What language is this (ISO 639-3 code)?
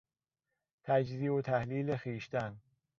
fas